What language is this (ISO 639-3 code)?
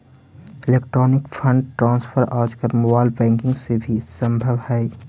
mag